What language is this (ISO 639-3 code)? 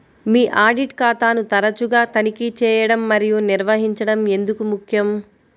tel